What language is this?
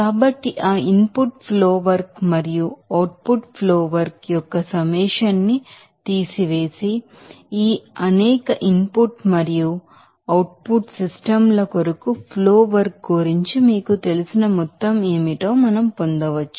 Telugu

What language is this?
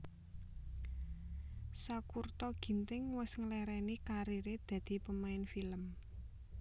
Javanese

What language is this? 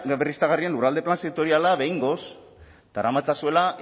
Basque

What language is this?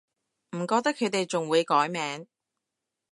Cantonese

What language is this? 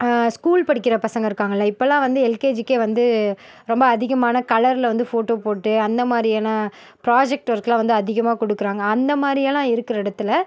Tamil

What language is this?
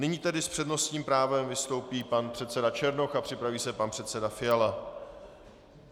Czech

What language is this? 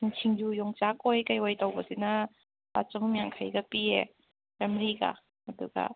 Manipuri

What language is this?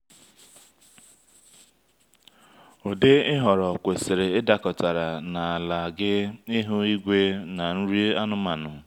Igbo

